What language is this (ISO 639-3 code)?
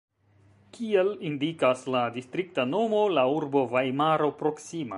epo